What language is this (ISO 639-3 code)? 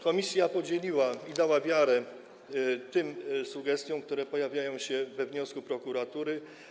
pol